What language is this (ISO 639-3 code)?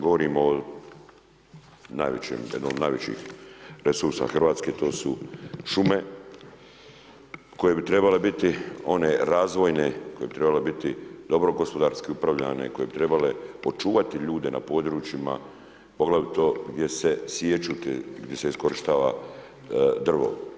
hrv